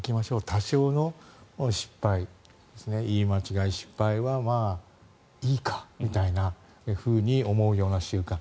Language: Japanese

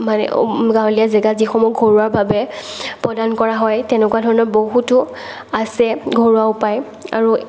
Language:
Assamese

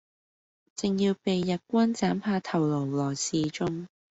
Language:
Cantonese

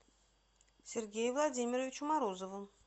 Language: Russian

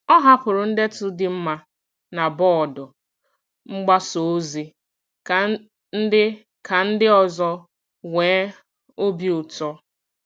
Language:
Igbo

